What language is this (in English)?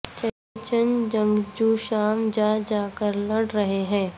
Urdu